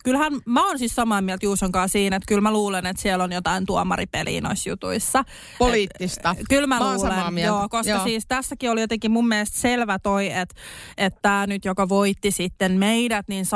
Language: Finnish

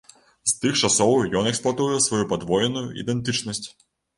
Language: Belarusian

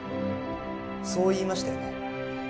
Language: Japanese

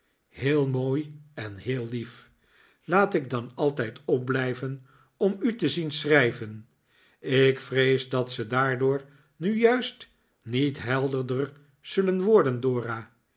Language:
Dutch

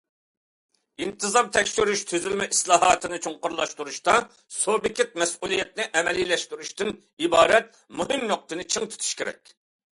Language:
Uyghur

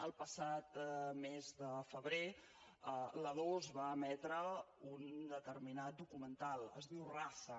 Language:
Catalan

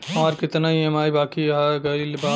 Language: Bhojpuri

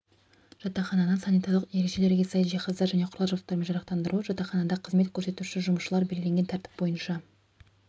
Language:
Kazakh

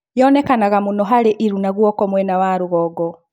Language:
Kikuyu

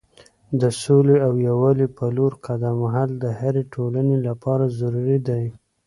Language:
Pashto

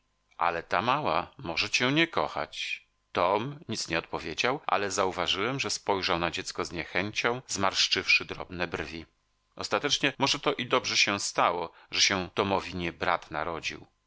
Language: Polish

